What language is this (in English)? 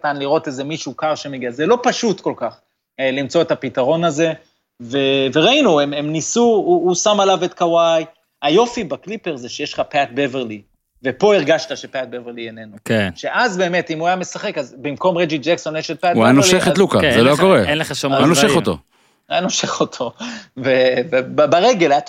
Hebrew